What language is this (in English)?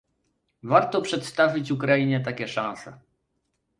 Polish